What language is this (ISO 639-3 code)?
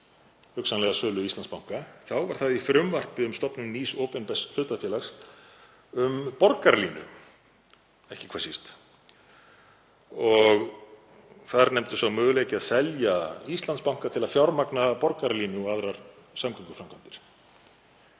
isl